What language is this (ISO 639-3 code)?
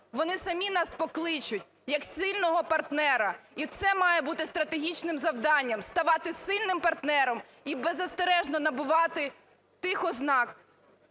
ukr